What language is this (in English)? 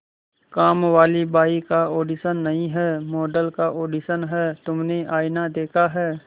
Hindi